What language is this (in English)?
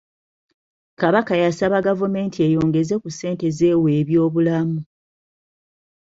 Ganda